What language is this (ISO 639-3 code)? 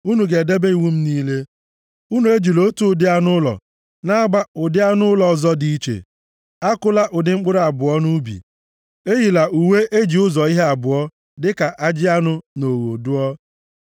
ibo